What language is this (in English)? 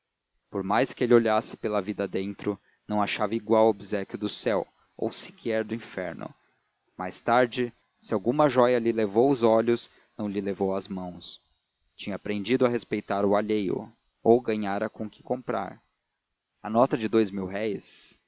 Portuguese